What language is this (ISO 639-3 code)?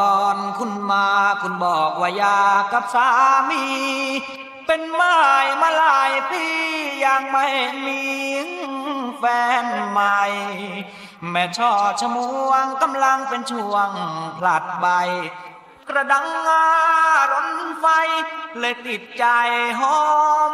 tha